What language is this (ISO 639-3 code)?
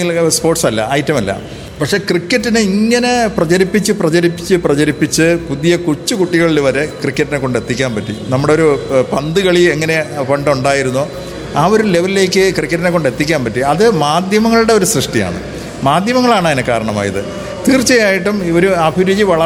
mal